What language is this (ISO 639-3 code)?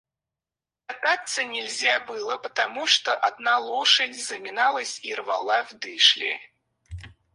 rus